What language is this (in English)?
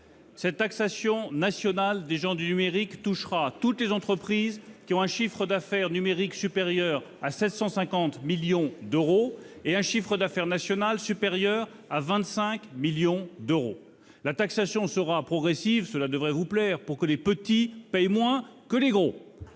French